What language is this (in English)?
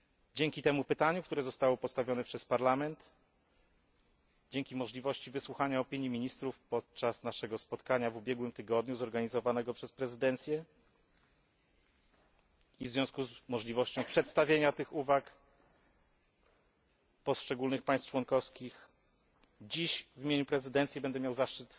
Polish